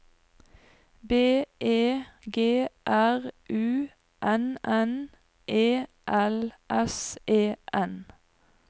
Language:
Norwegian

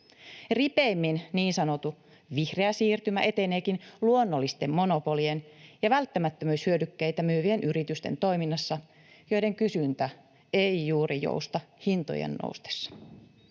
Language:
Finnish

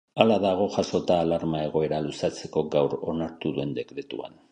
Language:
Basque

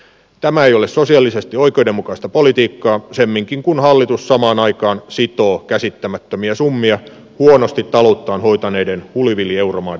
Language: Finnish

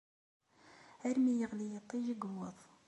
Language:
Kabyle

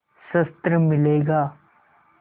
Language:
Hindi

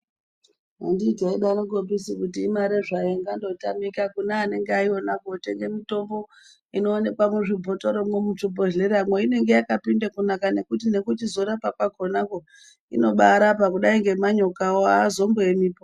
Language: Ndau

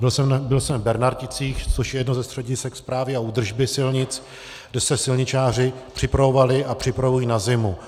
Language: Czech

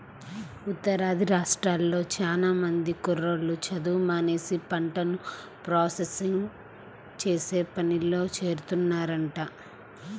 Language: Telugu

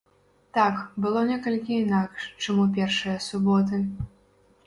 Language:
Belarusian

